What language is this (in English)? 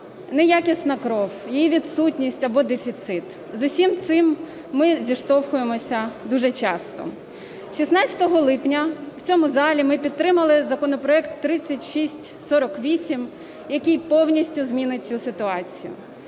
Ukrainian